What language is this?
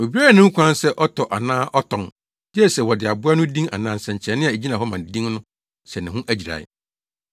Akan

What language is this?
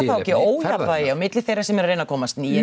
Icelandic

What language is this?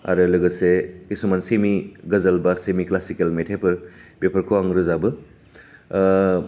Bodo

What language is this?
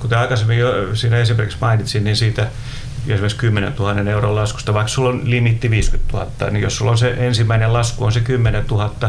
Finnish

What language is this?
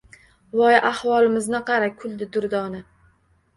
Uzbek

